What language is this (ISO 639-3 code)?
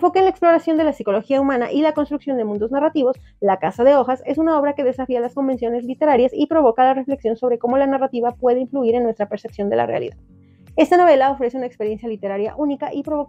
spa